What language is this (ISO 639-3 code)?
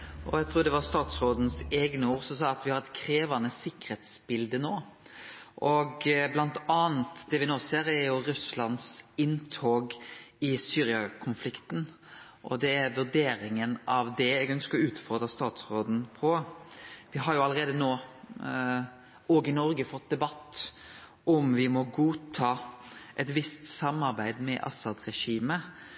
nno